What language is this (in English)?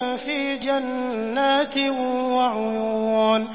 Arabic